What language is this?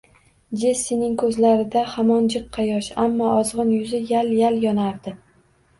Uzbek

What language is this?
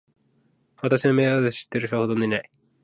Japanese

